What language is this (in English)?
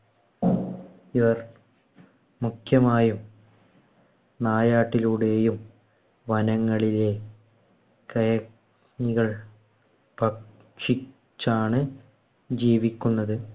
Malayalam